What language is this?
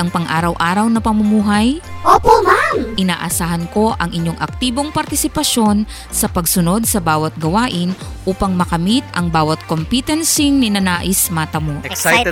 Filipino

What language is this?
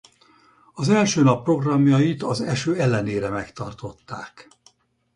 Hungarian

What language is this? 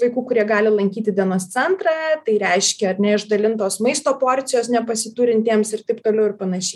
Lithuanian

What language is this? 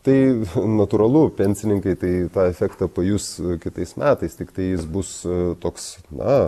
Lithuanian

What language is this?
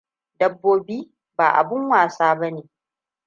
Hausa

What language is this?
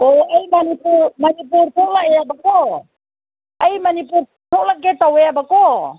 Manipuri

